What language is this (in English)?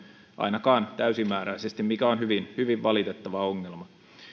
Finnish